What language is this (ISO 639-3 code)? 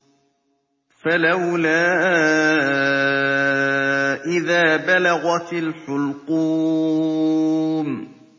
ara